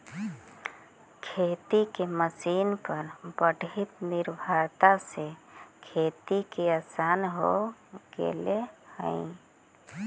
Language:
Magahi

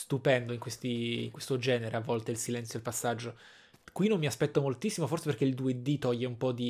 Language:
Italian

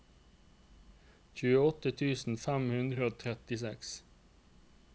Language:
Norwegian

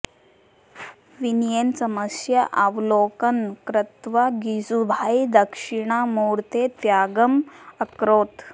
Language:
Sanskrit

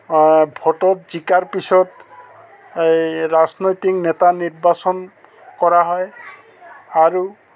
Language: Assamese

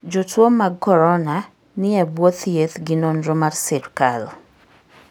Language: Luo (Kenya and Tanzania)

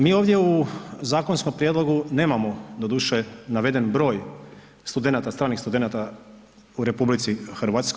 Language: Croatian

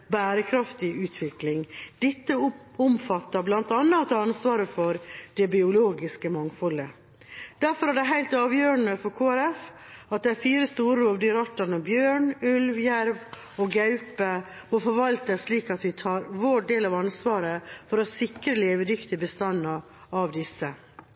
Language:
Norwegian Bokmål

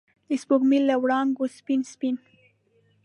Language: Pashto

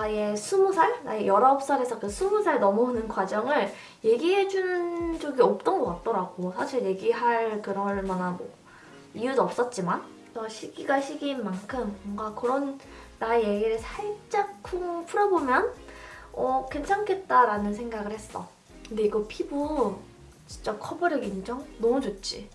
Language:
Korean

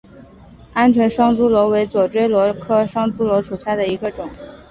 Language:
Chinese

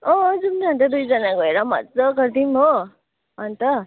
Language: Nepali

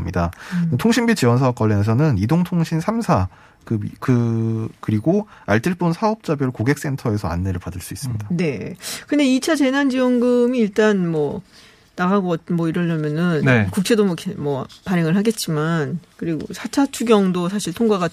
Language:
Korean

